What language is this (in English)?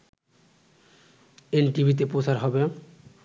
Bangla